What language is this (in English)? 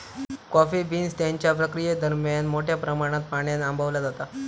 Marathi